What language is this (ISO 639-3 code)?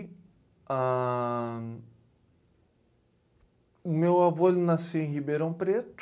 por